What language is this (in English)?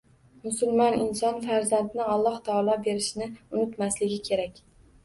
Uzbek